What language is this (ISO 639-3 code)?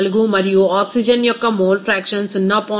tel